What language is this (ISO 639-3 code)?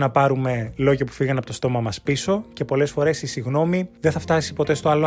ell